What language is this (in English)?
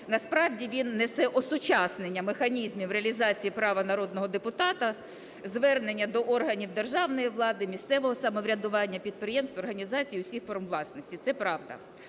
Ukrainian